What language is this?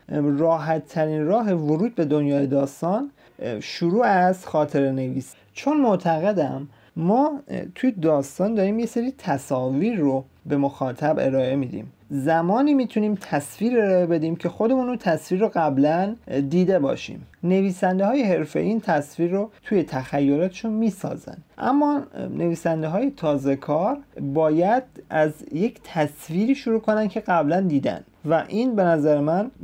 Persian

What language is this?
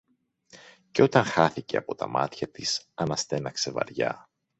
Greek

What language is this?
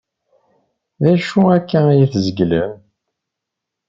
Kabyle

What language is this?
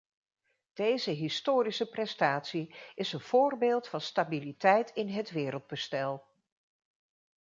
Dutch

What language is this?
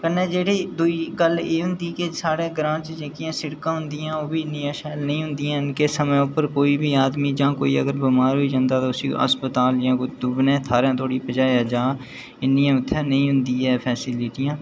Dogri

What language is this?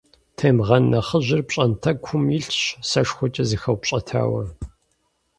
Kabardian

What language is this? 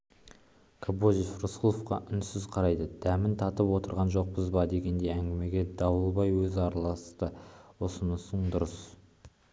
Kazakh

